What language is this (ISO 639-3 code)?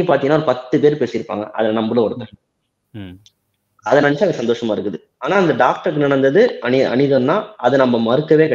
tam